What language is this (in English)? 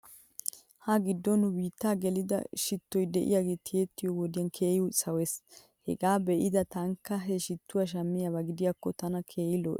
Wolaytta